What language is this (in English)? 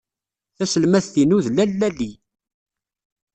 Kabyle